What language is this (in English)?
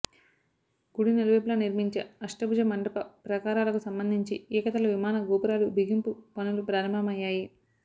Telugu